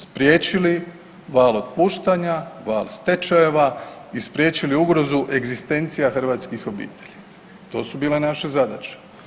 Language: Croatian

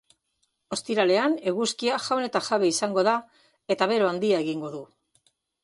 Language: Basque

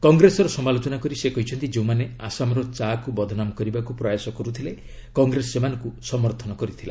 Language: Odia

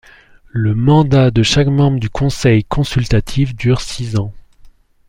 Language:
French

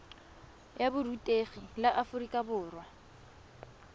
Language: Tswana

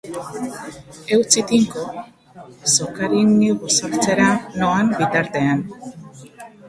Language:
Basque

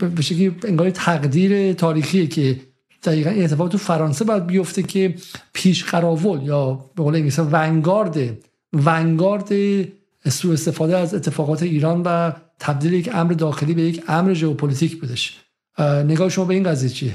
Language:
Persian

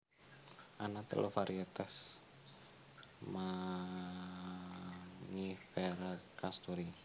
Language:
Javanese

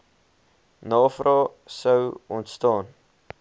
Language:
Afrikaans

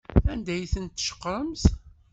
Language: Kabyle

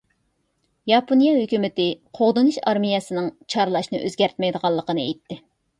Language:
Uyghur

